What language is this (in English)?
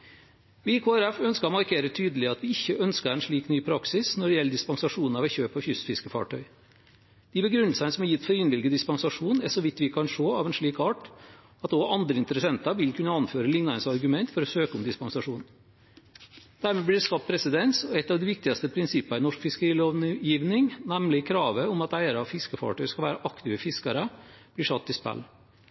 Norwegian Bokmål